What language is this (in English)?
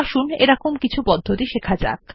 Bangla